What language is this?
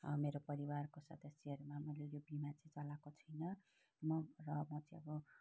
Nepali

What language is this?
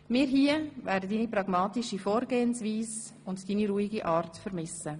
Swiss German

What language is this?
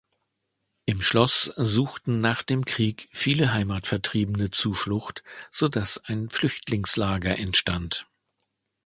German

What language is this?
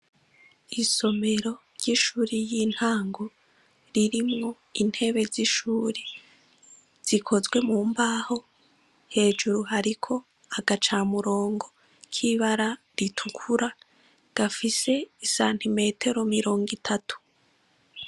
Rundi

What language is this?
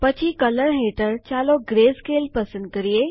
Gujarati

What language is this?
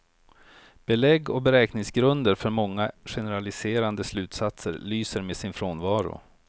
Swedish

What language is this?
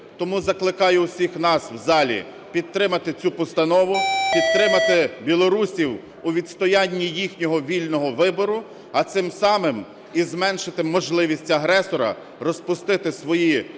Ukrainian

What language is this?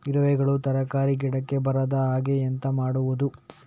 Kannada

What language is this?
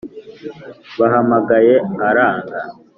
Kinyarwanda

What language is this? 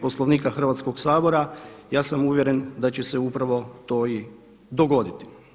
Croatian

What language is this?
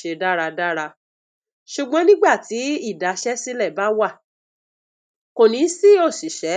Yoruba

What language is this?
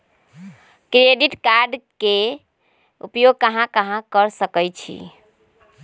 Magahi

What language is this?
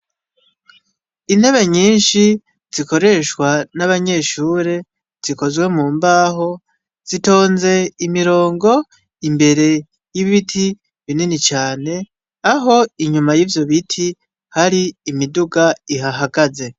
Rundi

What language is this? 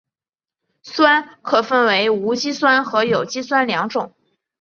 Chinese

